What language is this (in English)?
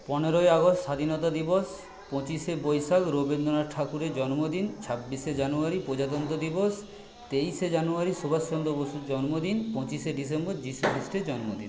Bangla